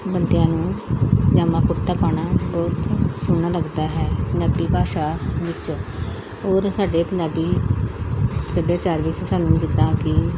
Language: Punjabi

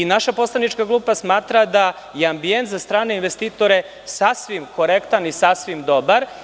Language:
Serbian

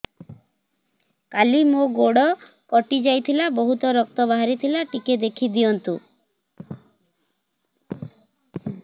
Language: Odia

